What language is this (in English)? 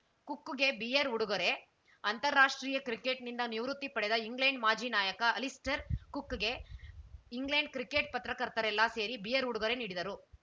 Kannada